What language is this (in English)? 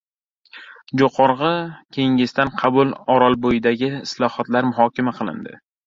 Uzbek